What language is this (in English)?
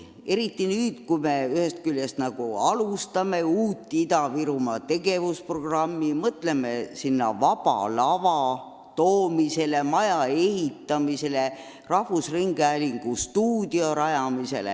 Estonian